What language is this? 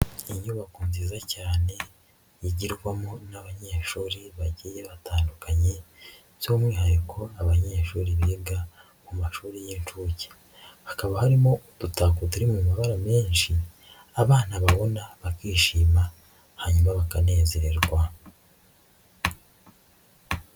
Kinyarwanda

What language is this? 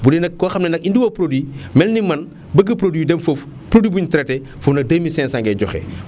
Wolof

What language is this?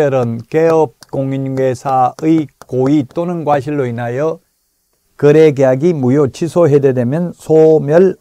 Korean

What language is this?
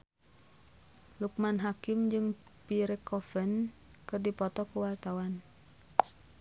Sundanese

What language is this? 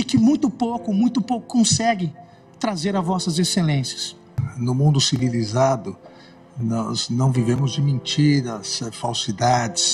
Portuguese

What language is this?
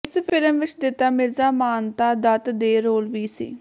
Punjabi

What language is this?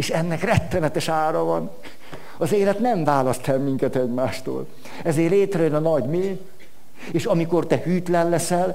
Hungarian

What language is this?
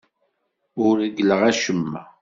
Kabyle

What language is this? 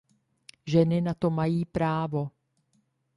Czech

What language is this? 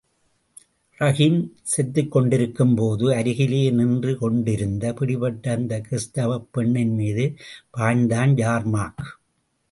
Tamil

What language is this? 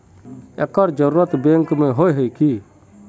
Magahi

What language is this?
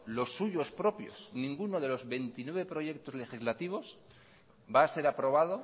Spanish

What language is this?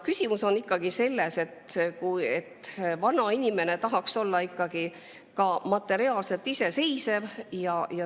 Estonian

